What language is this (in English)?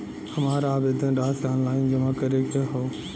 Bhojpuri